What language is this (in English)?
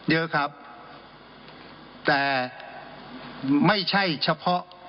Thai